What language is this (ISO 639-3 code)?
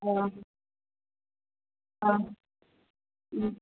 brx